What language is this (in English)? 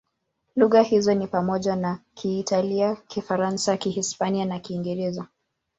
Swahili